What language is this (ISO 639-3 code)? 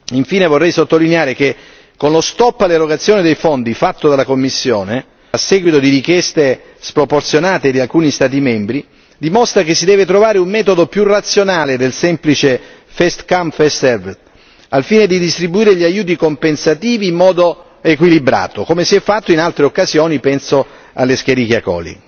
ita